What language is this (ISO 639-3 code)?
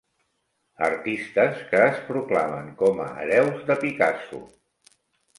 cat